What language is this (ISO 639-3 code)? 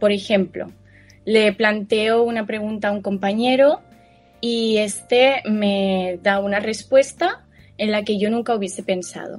spa